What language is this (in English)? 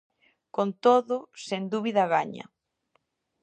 Galician